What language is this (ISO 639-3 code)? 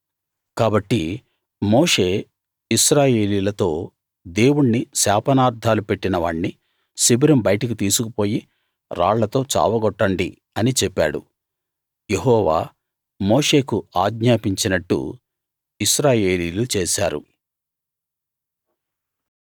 tel